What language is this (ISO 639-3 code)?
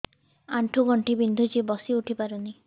ori